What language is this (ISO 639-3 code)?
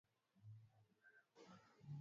swa